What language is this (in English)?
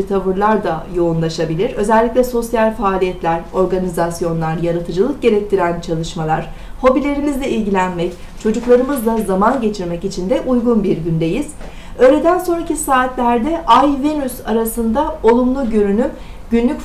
Turkish